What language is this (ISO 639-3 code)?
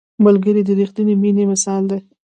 pus